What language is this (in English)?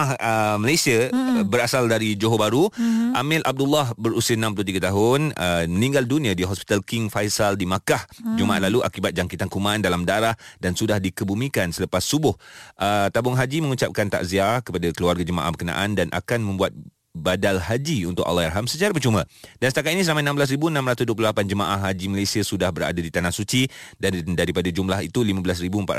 Malay